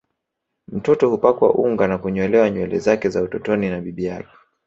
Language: Swahili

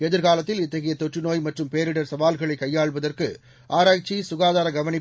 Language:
Tamil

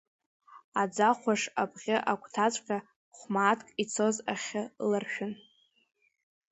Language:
Abkhazian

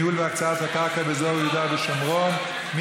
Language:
Hebrew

